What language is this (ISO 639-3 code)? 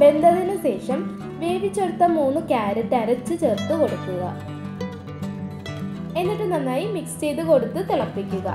tur